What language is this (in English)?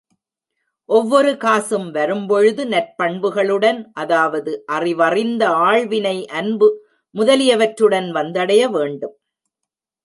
Tamil